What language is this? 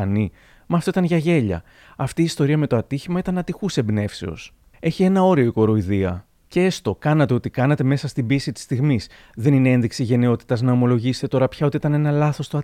Greek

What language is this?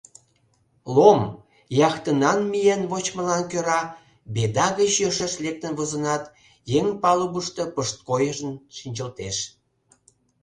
Mari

